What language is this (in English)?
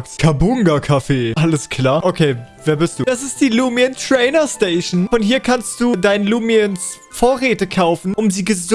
German